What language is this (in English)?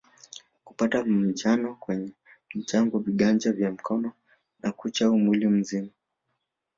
Swahili